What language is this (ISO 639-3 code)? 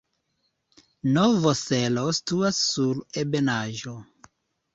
epo